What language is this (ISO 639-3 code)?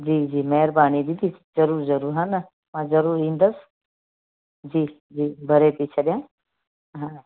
snd